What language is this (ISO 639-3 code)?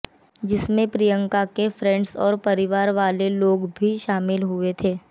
hin